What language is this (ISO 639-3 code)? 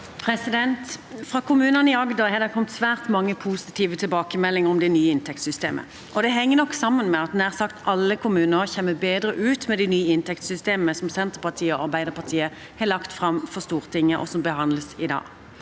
nor